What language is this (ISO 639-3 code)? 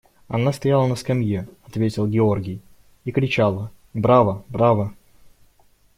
rus